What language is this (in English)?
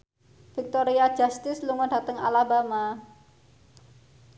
Javanese